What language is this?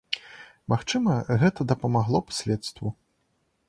Belarusian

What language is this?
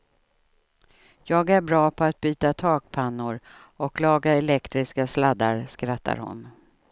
Swedish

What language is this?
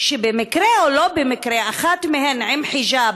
Hebrew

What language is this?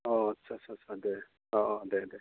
Bodo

